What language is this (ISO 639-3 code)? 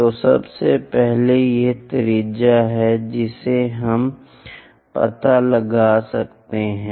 hin